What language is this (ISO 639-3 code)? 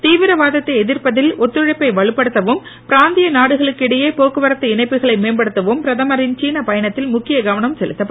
tam